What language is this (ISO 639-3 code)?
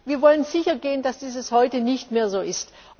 deu